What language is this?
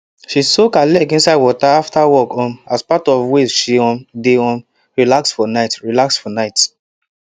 Nigerian Pidgin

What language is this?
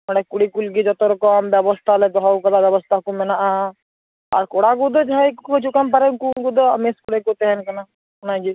Santali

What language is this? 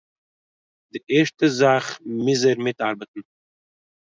Yiddish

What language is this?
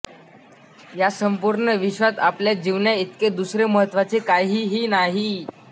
Marathi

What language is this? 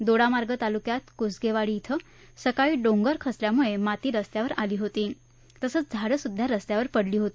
Marathi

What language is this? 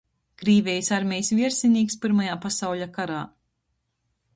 Latgalian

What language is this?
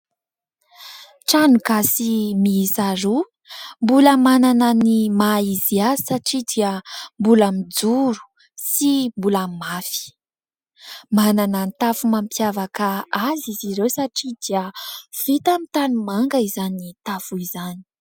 Malagasy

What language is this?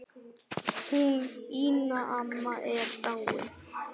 Icelandic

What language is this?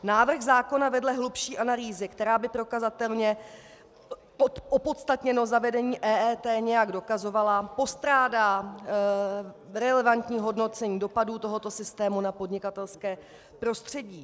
Czech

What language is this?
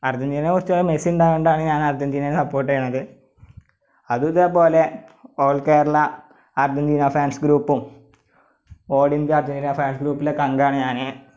Malayalam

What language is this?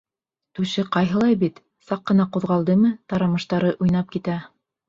Bashkir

